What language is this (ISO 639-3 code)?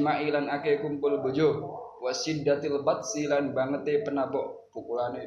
ind